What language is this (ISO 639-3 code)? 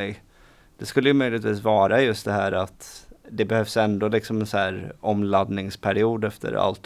swe